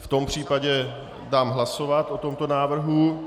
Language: Czech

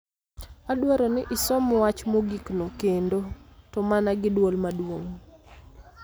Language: Luo (Kenya and Tanzania)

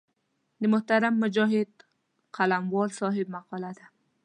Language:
Pashto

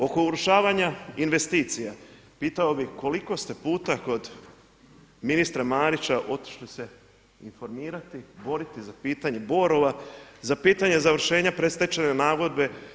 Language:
Croatian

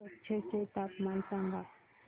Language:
Marathi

